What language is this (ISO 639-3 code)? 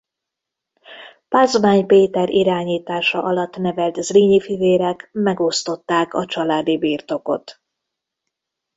hun